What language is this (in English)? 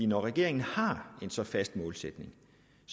Danish